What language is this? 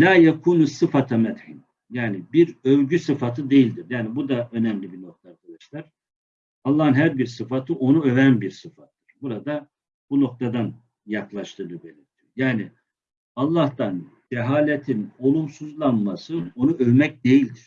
Turkish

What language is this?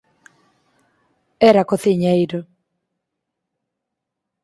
Galician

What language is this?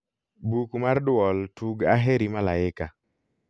Luo (Kenya and Tanzania)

